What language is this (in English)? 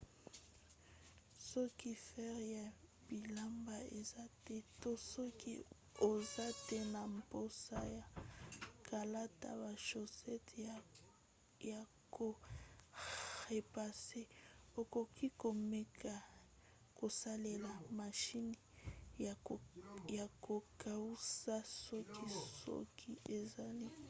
Lingala